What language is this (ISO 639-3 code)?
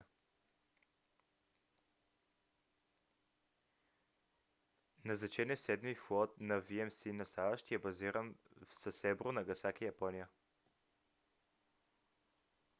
bul